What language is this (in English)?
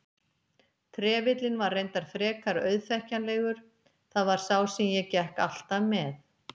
Icelandic